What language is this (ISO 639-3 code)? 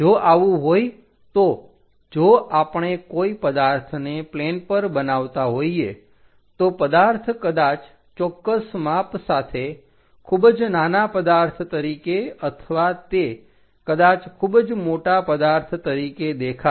guj